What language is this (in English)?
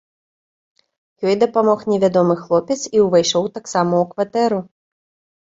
Belarusian